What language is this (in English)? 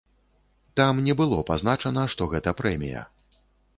Belarusian